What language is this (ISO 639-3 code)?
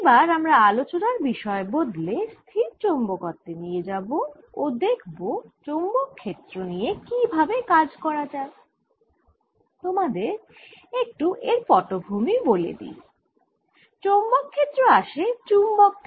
ben